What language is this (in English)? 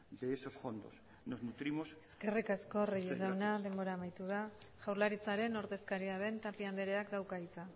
Basque